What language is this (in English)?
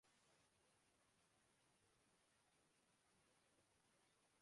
Urdu